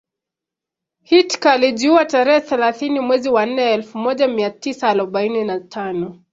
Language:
Swahili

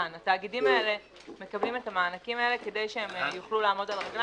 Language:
Hebrew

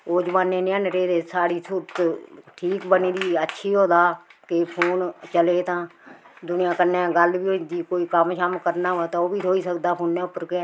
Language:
Dogri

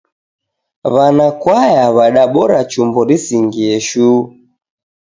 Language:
Taita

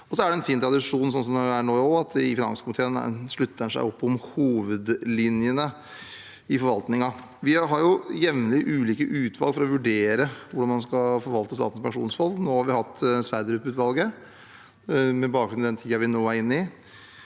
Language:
Norwegian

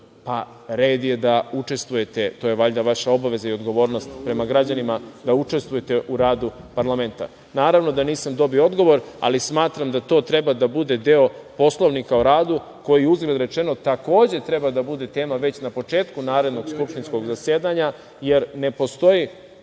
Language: Serbian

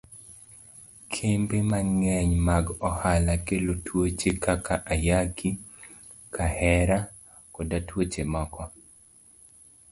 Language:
Luo (Kenya and Tanzania)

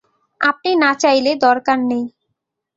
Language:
Bangla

